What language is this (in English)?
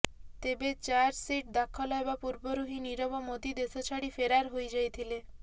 Odia